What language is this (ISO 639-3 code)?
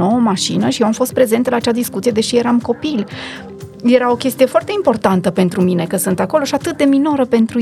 ron